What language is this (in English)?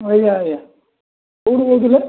Odia